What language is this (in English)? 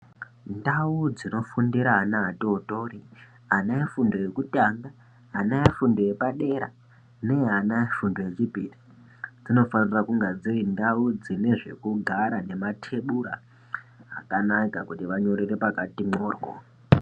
Ndau